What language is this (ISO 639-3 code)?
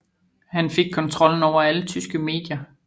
dan